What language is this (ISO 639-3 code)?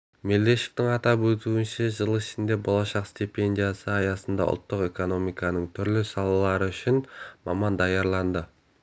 kaz